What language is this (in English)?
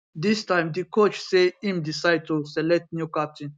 Nigerian Pidgin